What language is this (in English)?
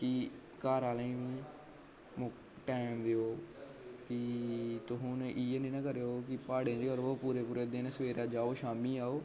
Dogri